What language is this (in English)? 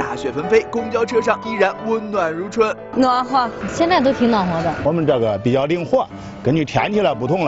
Chinese